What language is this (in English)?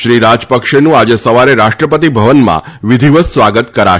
Gujarati